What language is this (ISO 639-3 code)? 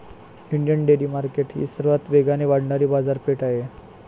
mar